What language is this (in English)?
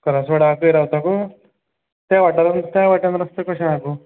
Konkani